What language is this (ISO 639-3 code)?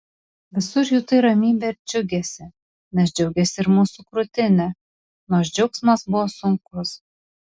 lit